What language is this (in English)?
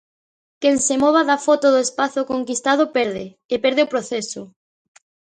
Galician